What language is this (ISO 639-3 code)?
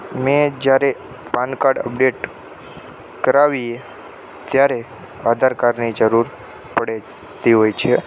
guj